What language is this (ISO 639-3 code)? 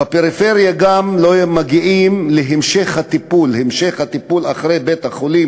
heb